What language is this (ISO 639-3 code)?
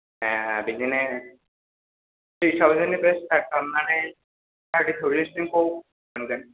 brx